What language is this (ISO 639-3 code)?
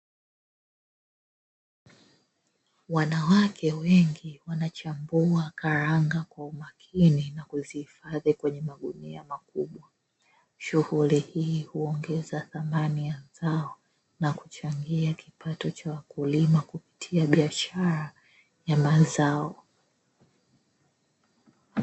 swa